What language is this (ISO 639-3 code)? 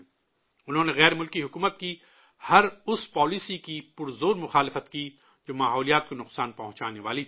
urd